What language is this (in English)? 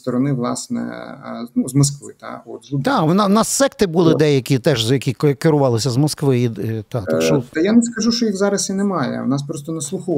Ukrainian